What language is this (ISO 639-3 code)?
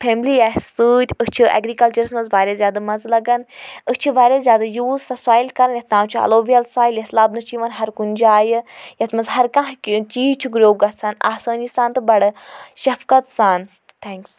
kas